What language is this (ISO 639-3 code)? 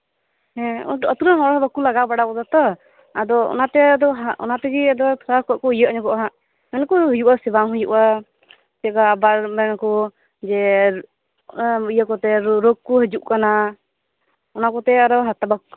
sat